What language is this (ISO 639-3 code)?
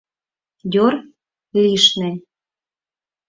chm